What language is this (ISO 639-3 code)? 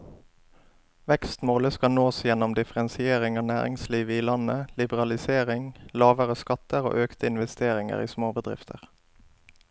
nor